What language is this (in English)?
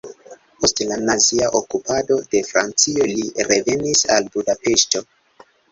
Esperanto